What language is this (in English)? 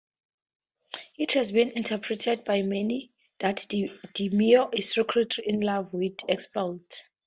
English